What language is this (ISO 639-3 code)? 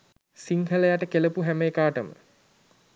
sin